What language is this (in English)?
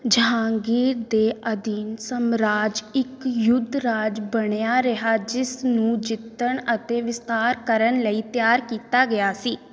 Punjabi